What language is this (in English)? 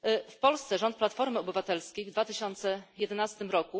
Polish